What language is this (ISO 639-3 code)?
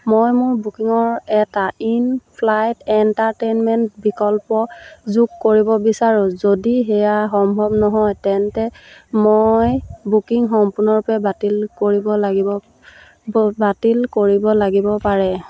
asm